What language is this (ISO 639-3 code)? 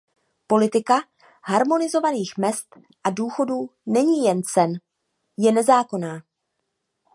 ces